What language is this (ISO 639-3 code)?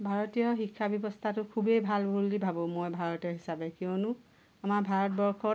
asm